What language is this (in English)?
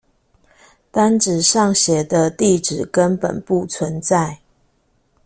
Chinese